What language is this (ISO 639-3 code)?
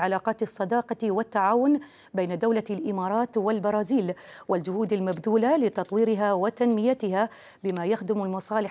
ara